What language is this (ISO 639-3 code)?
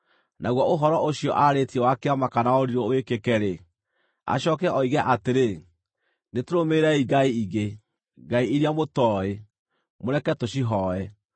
kik